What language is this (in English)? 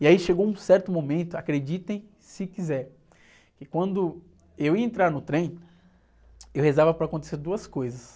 Portuguese